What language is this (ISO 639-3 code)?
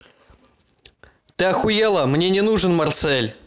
rus